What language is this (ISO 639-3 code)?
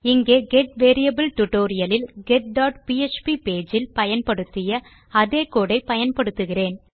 tam